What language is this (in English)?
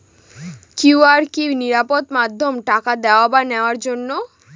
Bangla